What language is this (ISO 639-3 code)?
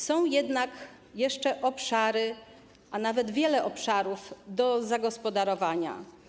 pol